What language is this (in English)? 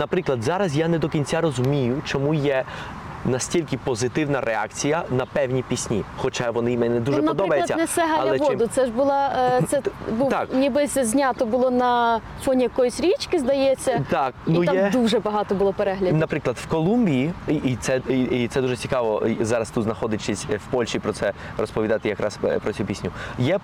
Ukrainian